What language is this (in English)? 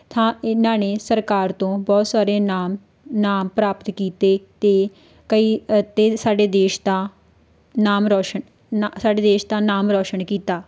Punjabi